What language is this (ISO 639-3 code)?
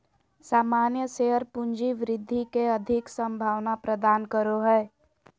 mag